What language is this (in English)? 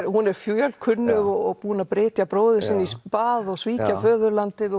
Icelandic